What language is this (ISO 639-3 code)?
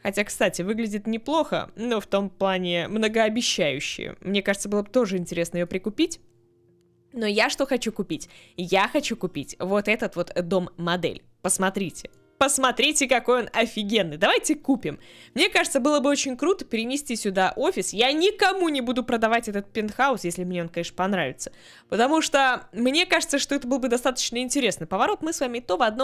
rus